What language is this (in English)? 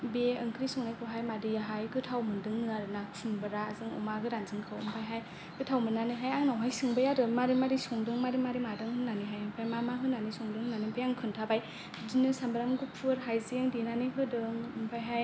Bodo